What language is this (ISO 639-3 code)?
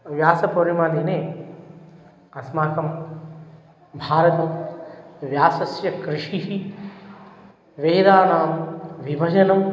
san